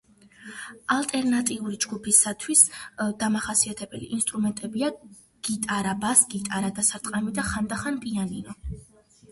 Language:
Georgian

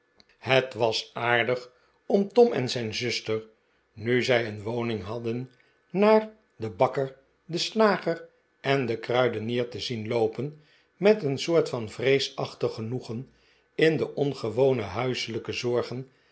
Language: Dutch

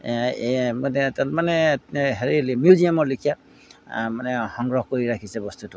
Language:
Assamese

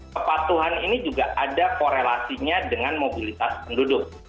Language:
Indonesian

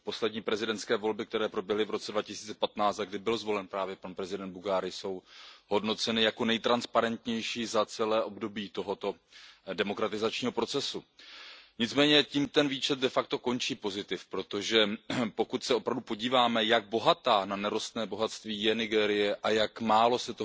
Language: Czech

